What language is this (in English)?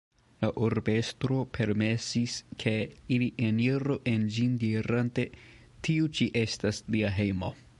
Esperanto